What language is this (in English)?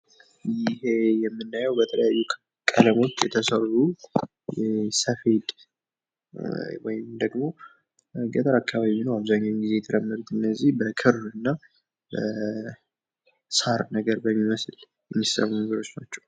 Amharic